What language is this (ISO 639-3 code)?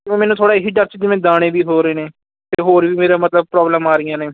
pan